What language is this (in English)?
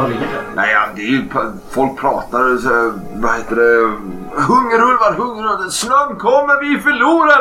Swedish